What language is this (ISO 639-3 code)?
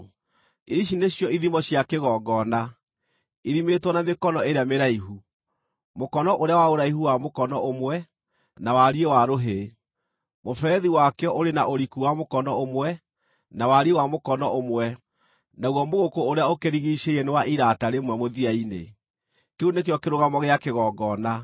kik